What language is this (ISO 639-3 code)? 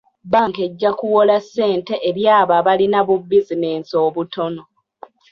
lug